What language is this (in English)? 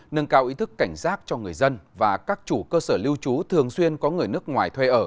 Vietnamese